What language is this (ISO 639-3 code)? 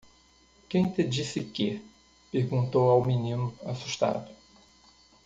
por